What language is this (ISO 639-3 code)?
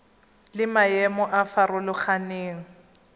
tsn